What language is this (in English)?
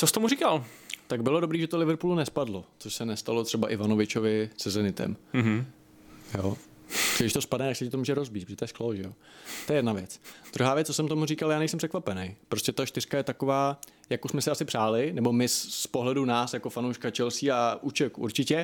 Czech